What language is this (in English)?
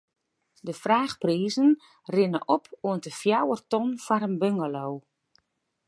Western Frisian